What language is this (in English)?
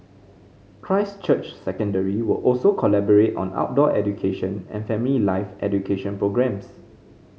English